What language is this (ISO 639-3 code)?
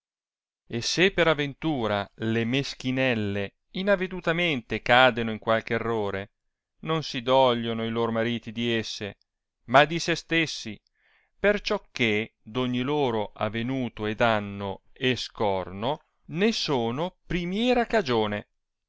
ita